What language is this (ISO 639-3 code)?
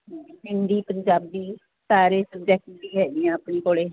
pan